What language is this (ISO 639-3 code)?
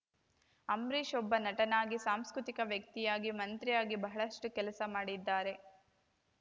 kan